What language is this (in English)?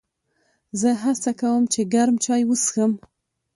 Pashto